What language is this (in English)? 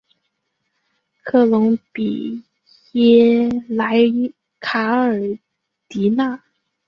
Chinese